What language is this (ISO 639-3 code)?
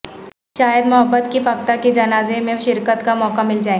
urd